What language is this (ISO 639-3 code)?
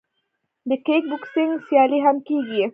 pus